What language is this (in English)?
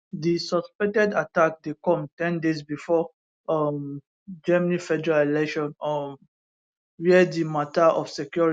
Nigerian Pidgin